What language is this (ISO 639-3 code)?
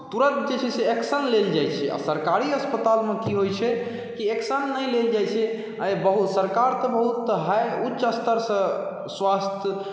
mai